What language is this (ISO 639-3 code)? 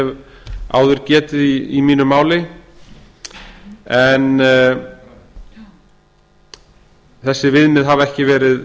isl